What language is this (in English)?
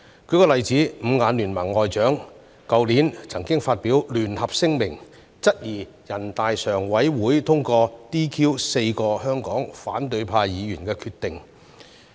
Cantonese